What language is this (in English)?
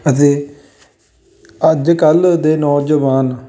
Punjabi